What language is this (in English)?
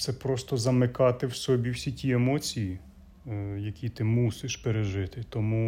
Ukrainian